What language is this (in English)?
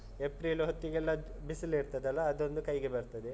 Kannada